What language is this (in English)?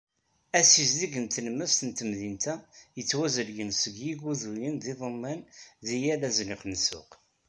Kabyle